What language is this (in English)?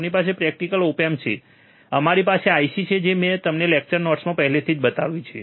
Gujarati